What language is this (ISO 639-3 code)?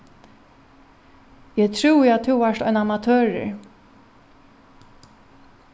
fao